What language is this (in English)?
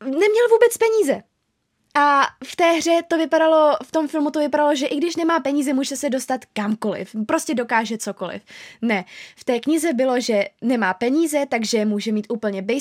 Czech